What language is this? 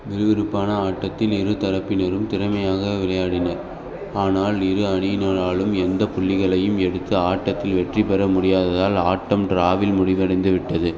Tamil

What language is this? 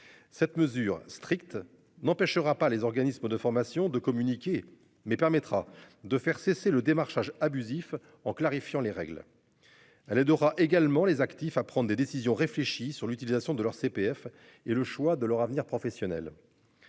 French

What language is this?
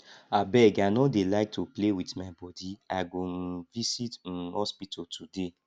Nigerian Pidgin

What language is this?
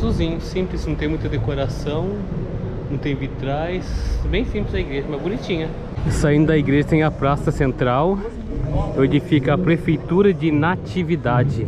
Portuguese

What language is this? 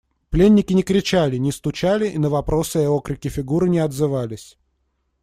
Russian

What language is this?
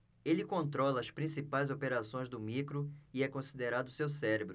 Portuguese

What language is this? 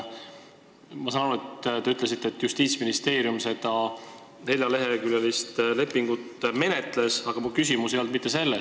Estonian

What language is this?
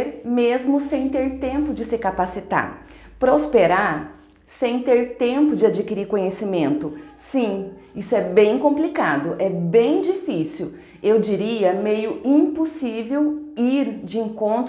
Portuguese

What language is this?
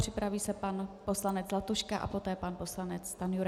Czech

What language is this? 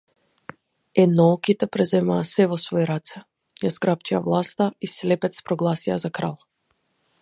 Macedonian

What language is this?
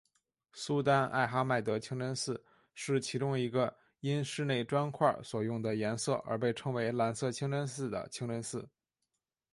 Chinese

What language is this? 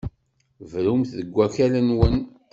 Kabyle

